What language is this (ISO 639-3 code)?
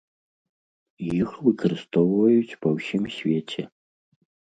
bel